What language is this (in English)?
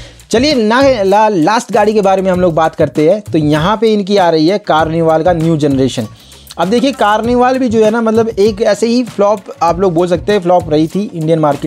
Hindi